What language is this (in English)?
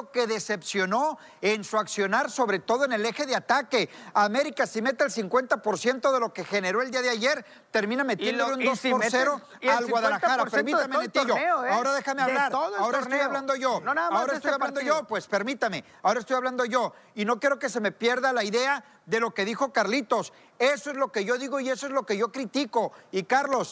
Spanish